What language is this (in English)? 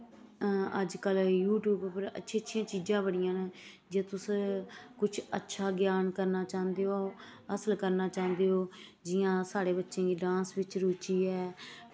Dogri